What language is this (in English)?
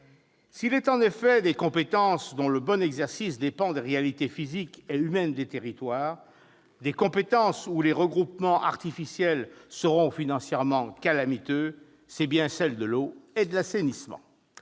French